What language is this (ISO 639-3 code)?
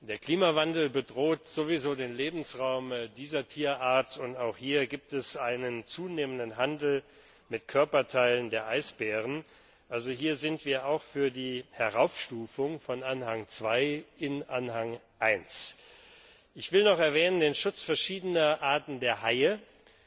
deu